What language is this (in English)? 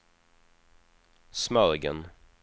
Swedish